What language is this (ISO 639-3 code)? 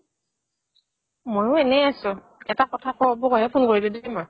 asm